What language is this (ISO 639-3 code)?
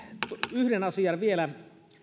fin